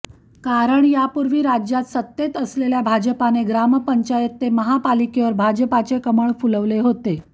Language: Marathi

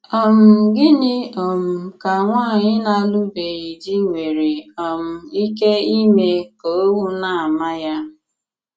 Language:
Igbo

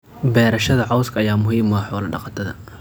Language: Somali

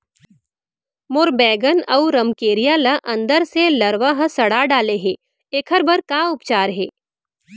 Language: Chhattisgarhi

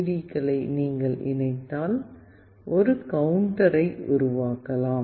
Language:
Tamil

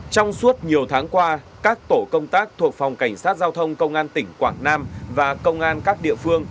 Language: Vietnamese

